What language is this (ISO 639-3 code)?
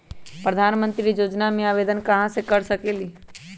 mag